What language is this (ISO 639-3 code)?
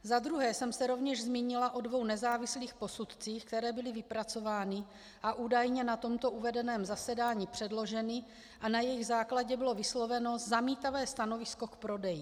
ces